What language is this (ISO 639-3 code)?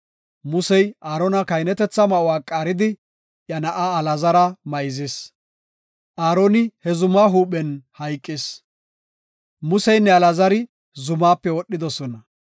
gof